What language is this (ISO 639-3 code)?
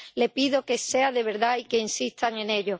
spa